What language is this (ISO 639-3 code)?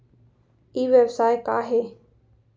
hne